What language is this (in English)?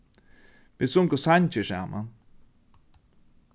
Faroese